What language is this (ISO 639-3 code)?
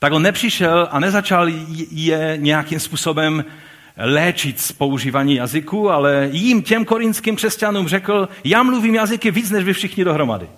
ces